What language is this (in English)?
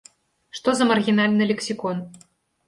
Belarusian